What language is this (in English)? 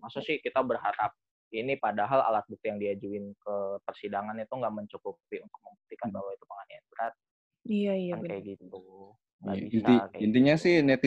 Indonesian